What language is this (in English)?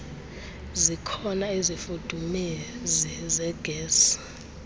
Xhosa